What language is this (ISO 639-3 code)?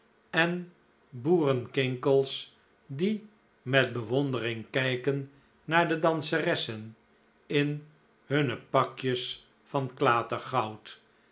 nld